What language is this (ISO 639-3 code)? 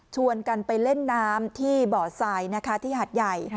tha